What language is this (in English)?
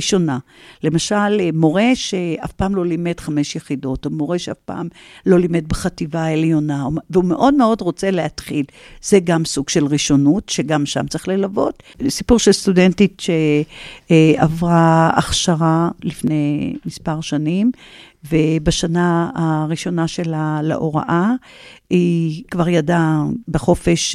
Hebrew